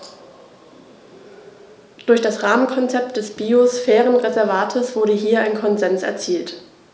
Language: German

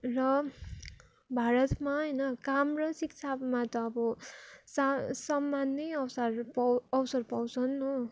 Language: Nepali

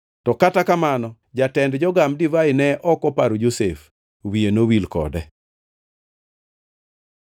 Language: Luo (Kenya and Tanzania)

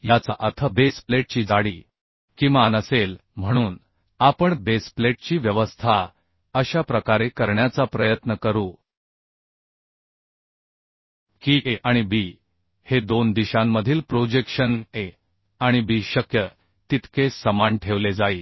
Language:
Marathi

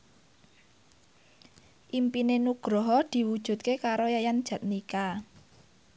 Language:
Javanese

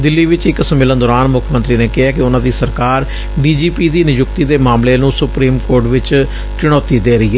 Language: Punjabi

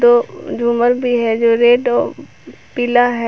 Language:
Hindi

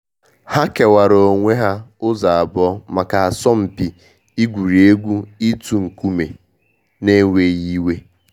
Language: Igbo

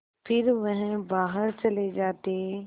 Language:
Hindi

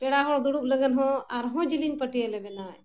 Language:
Santali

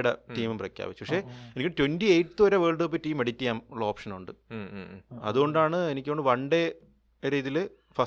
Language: Malayalam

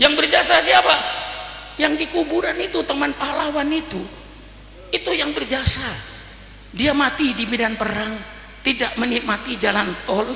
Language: Indonesian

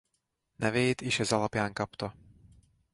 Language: Hungarian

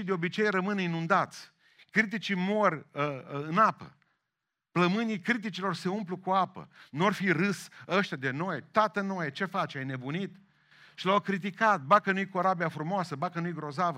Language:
Romanian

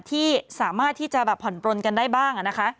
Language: Thai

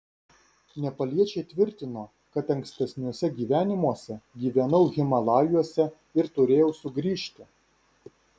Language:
Lithuanian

